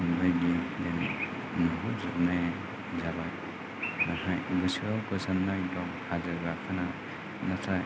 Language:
Bodo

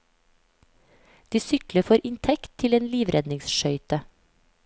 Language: Norwegian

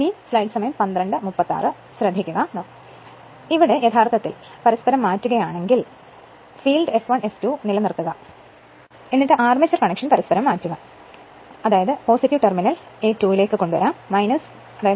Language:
Malayalam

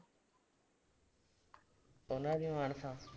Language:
Punjabi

